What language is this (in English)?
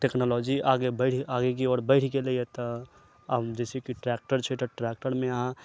Maithili